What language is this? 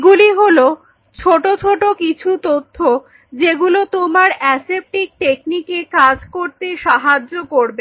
Bangla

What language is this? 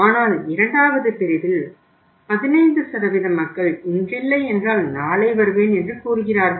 Tamil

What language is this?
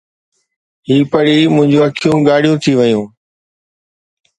Sindhi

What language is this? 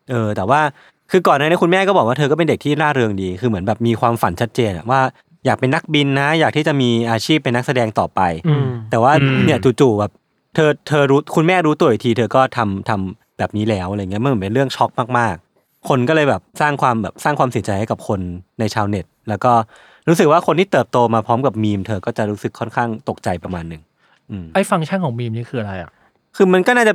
Thai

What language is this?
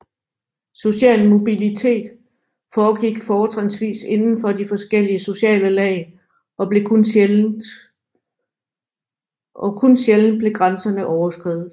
Danish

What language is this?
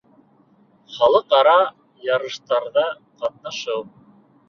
Bashkir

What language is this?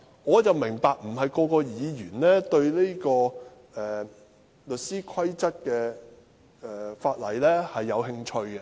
Cantonese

